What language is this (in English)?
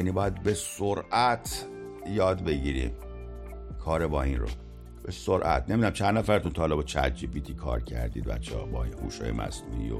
Persian